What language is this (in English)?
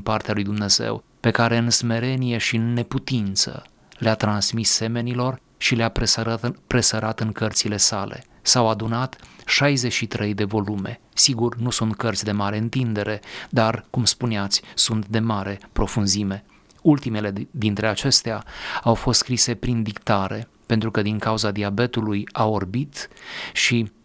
Romanian